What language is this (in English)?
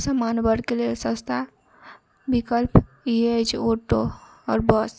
Maithili